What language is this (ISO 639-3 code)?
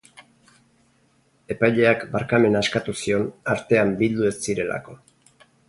eus